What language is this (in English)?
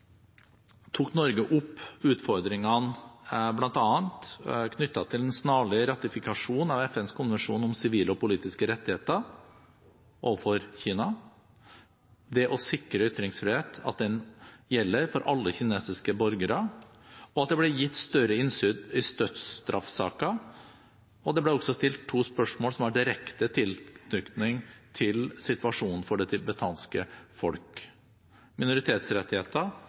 Norwegian Bokmål